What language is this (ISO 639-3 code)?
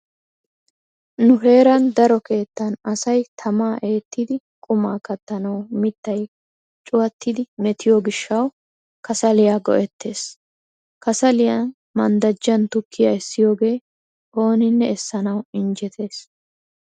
wal